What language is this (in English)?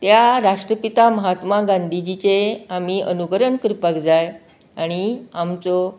Konkani